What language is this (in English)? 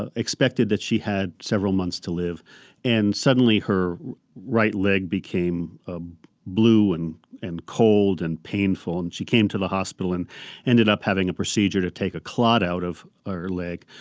English